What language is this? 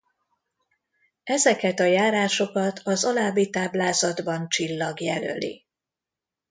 Hungarian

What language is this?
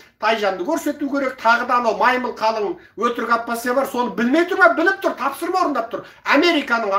Turkish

